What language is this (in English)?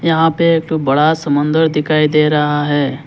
Hindi